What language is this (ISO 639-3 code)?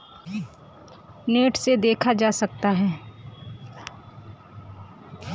bho